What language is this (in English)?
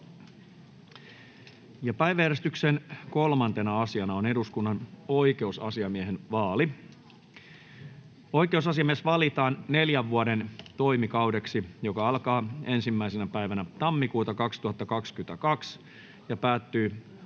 Finnish